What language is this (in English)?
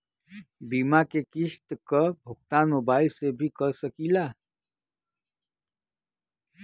Bhojpuri